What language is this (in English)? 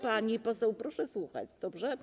Polish